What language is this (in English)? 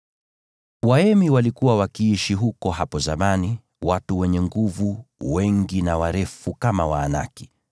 Swahili